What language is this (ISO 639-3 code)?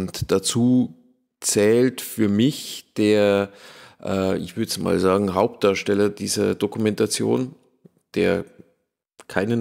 deu